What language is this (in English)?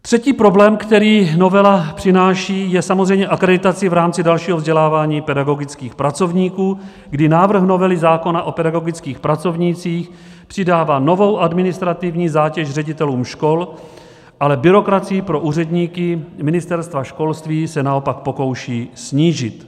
Czech